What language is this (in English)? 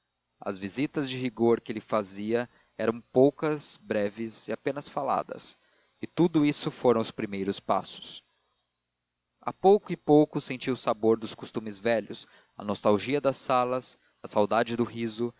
Portuguese